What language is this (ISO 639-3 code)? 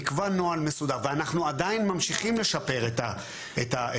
heb